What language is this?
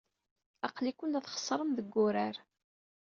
Kabyle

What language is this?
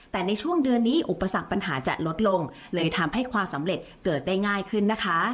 Thai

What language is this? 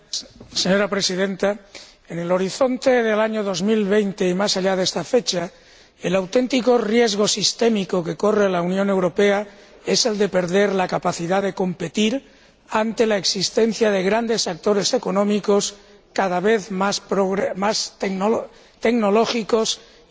Spanish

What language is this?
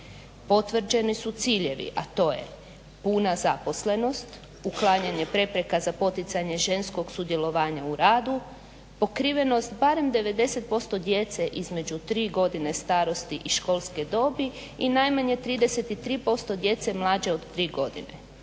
Croatian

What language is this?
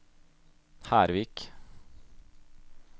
Norwegian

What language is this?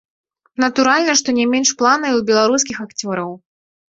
Belarusian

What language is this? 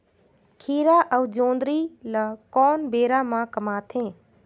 Chhattisgarhi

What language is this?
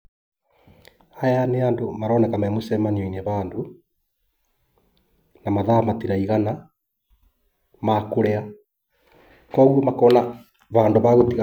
Kikuyu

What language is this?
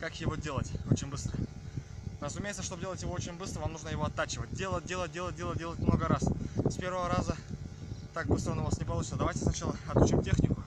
Russian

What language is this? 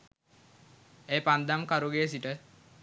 Sinhala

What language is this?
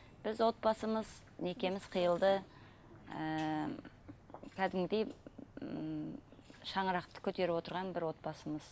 Kazakh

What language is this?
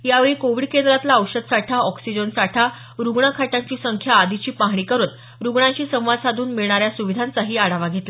Marathi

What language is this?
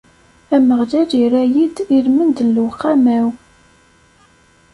Kabyle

